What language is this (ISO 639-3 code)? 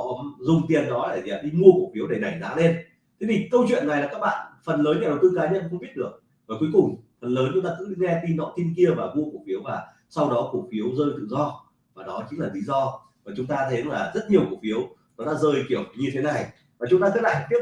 vie